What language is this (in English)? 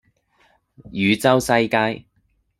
Cantonese